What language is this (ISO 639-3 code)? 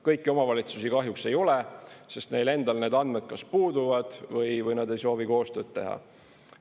est